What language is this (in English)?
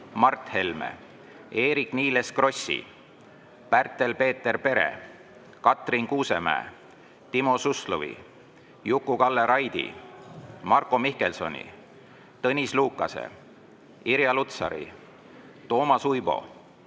Estonian